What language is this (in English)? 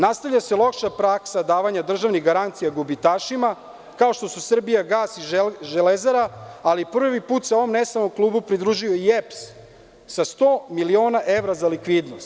Serbian